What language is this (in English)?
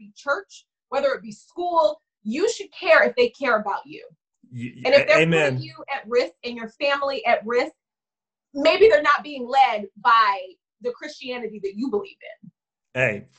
English